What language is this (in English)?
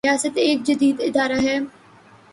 Urdu